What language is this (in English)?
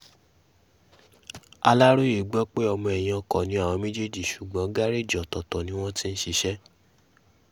Yoruba